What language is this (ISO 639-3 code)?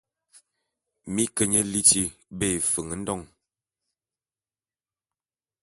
bum